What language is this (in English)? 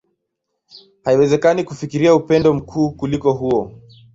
Swahili